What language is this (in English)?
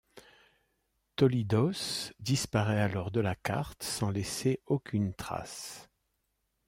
French